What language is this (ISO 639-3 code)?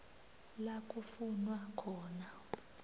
nbl